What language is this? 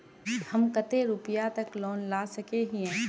Magahi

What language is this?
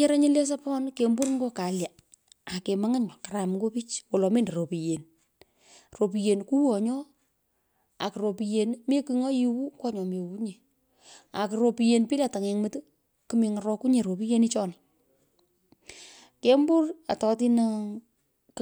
Pökoot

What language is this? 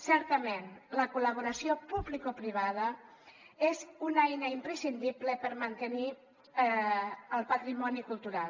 Catalan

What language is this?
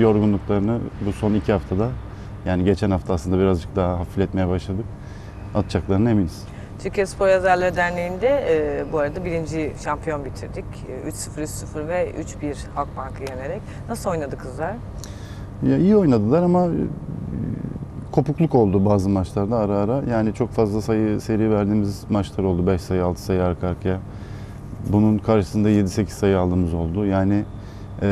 Turkish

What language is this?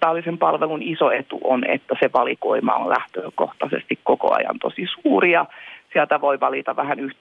Finnish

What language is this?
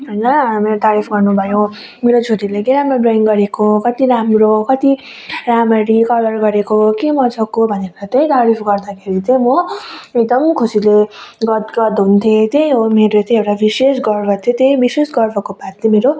Nepali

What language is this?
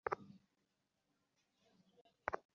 Bangla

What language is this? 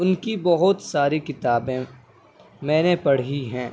Urdu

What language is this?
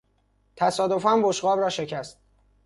Persian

